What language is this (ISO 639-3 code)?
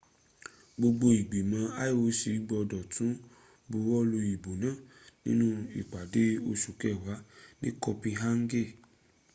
yor